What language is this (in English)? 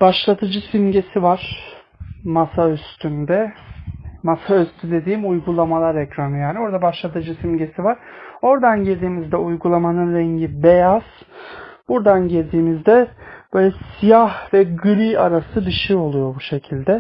Turkish